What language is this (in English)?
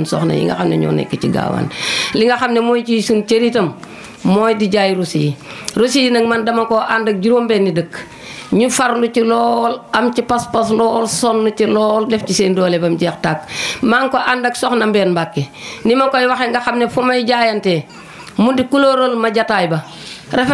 French